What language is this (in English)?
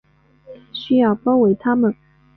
Chinese